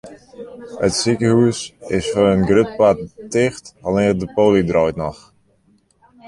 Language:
Western Frisian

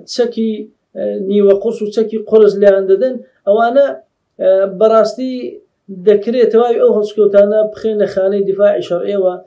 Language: Arabic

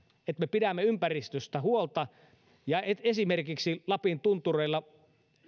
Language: Finnish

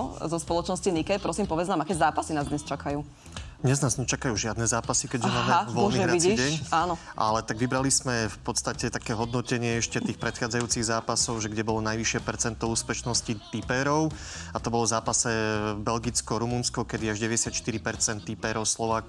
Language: Slovak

